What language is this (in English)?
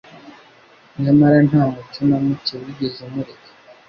Kinyarwanda